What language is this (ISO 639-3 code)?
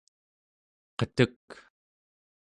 esu